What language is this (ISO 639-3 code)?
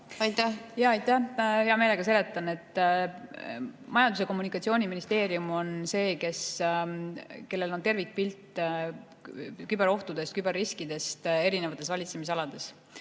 est